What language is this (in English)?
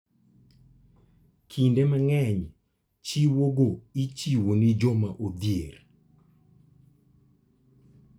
Luo (Kenya and Tanzania)